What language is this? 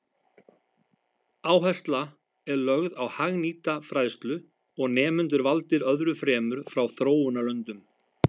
Icelandic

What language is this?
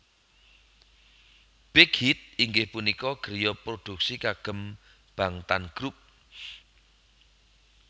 Javanese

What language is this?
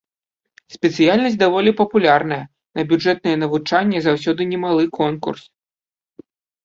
Belarusian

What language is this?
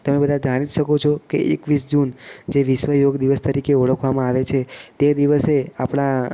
Gujarati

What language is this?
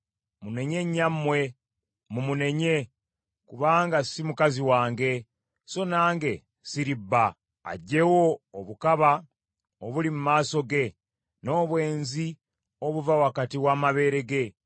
Ganda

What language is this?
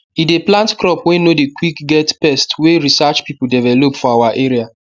Nigerian Pidgin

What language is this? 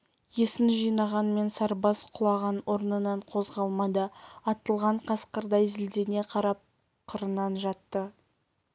Kazakh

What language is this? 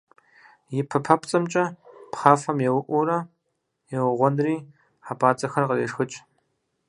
Kabardian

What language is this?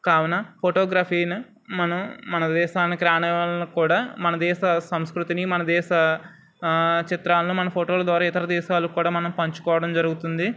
Telugu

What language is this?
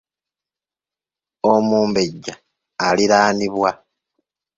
Ganda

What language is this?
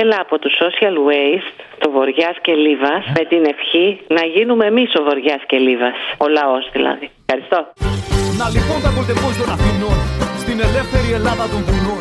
Greek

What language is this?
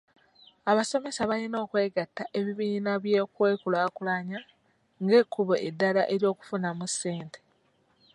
Ganda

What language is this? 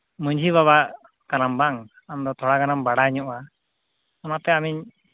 Santali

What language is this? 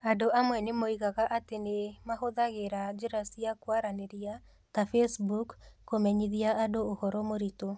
Kikuyu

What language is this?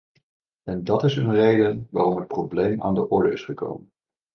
Dutch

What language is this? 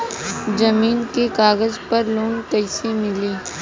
Bhojpuri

